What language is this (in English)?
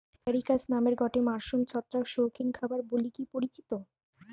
Bangla